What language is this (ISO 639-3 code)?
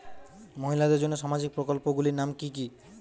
ben